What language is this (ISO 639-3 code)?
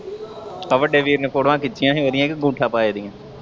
pan